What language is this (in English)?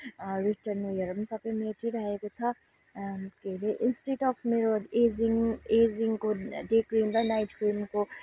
Nepali